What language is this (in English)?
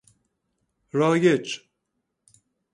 Persian